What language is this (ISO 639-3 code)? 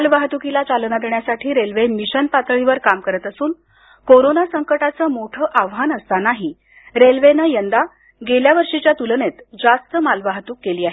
mar